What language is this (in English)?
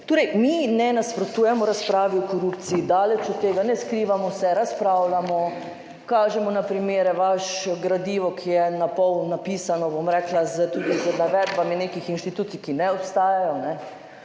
Slovenian